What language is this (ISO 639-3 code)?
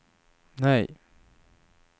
swe